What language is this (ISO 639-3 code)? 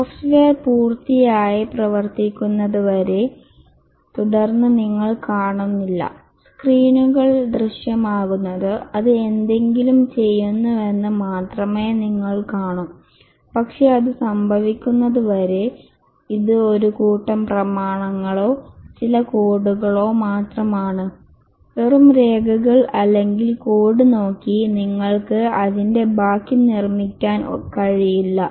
mal